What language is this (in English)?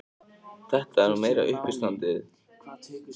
Icelandic